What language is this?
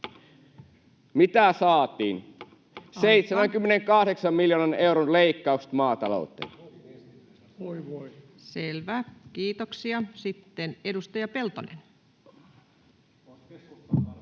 Finnish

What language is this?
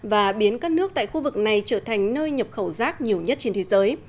Vietnamese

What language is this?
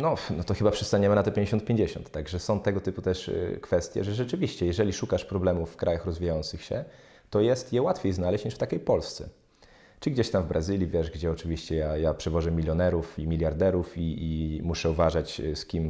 Polish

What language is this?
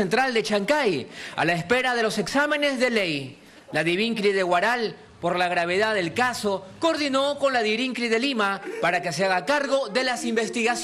Spanish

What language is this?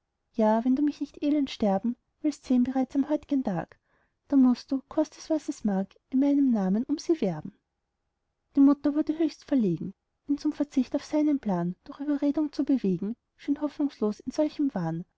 German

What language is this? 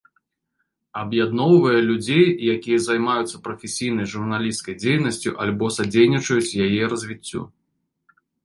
Belarusian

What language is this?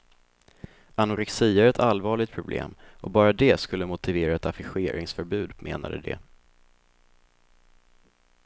Swedish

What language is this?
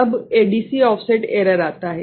Hindi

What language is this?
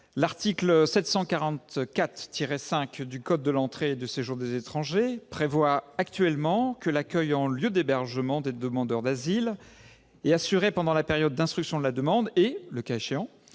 French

